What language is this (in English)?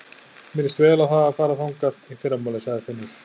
Icelandic